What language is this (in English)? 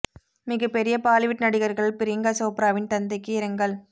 Tamil